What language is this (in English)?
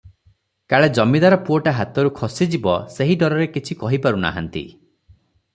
Odia